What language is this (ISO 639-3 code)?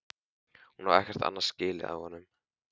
isl